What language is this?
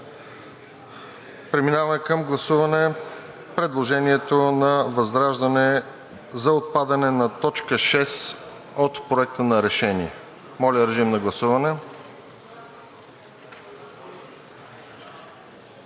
Bulgarian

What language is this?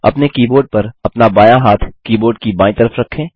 Hindi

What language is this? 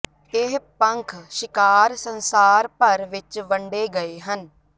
Punjabi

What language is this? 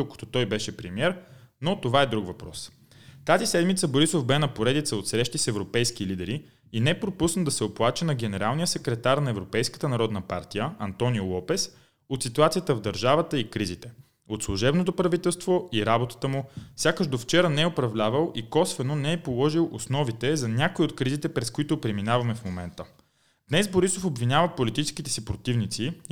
Bulgarian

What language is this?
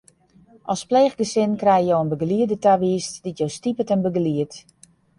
Western Frisian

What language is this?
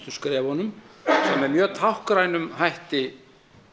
Icelandic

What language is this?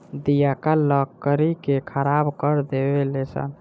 Bhojpuri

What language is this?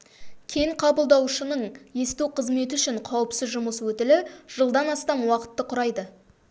Kazakh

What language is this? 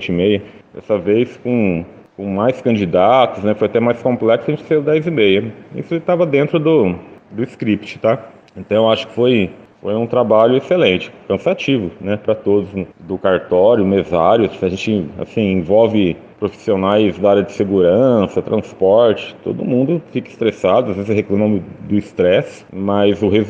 Portuguese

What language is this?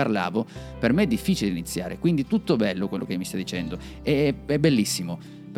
Italian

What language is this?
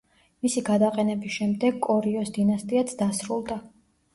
Georgian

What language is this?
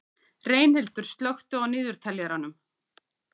Icelandic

